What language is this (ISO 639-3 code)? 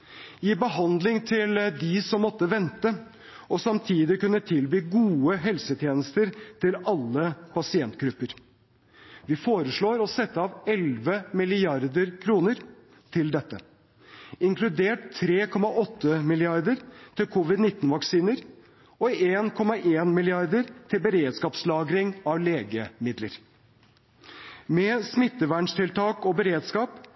nob